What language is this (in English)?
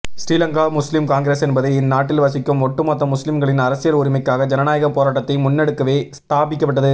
Tamil